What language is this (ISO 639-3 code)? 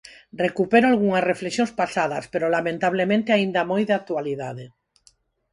glg